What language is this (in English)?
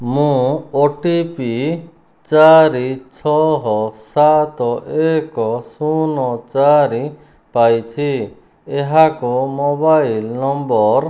Odia